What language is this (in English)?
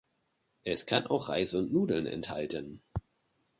German